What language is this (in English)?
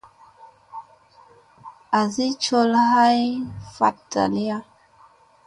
Musey